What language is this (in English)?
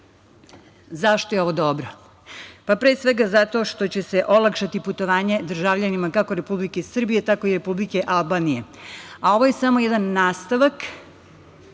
Serbian